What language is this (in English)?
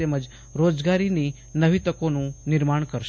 Gujarati